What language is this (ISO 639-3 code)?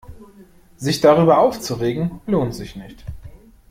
deu